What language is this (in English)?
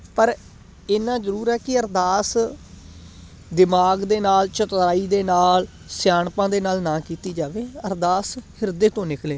Punjabi